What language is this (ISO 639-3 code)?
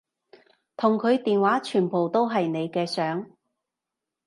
yue